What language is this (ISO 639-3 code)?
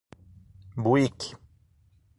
por